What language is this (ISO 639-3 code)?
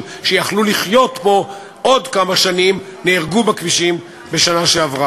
heb